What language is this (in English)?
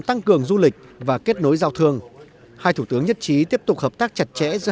Vietnamese